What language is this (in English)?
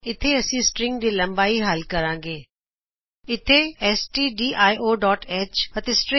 Punjabi